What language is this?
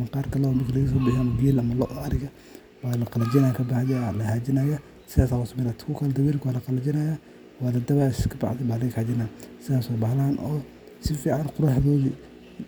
Somali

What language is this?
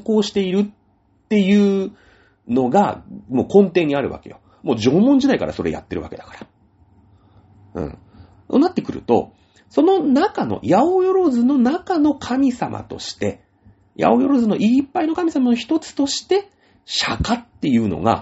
Japanese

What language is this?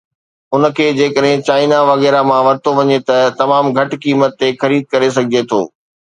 Sindhi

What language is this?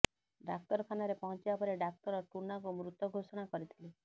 Odia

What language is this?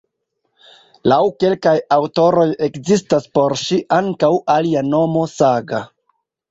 Esperanto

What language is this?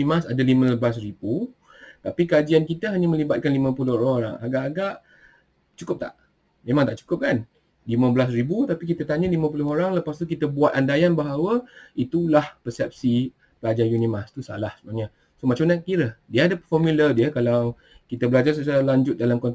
Malay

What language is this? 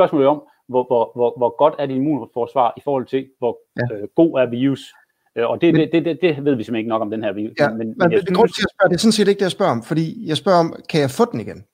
Danish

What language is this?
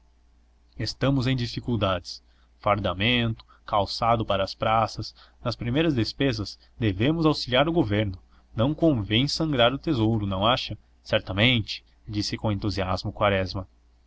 Portuguese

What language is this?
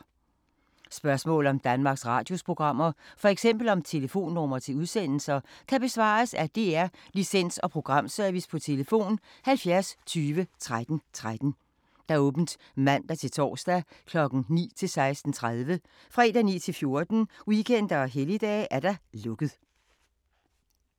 Danish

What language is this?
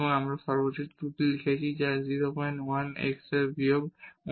Bangla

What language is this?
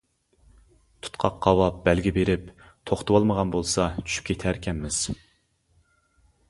Uyghur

